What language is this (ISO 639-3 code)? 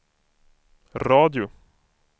swe